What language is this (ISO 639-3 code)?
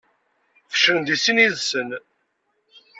kab